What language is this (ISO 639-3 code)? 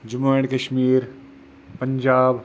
kas